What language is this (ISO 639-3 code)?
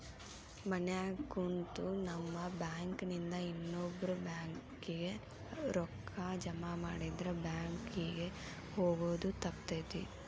kan